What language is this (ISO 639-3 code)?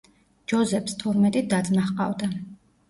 kat